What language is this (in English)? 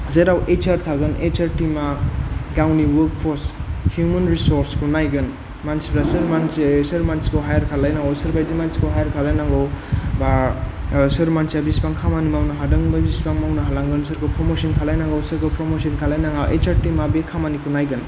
Bodo